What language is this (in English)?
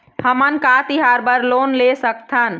Chhattisgarhi